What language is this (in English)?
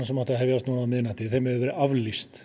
Icelandic